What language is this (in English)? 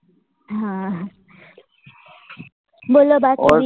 Gujarati